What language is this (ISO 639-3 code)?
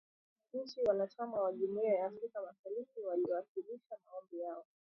swa